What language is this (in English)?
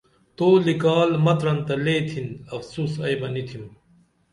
Dameli